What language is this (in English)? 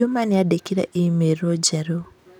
Kikuyu